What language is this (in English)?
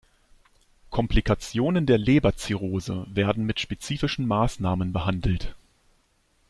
German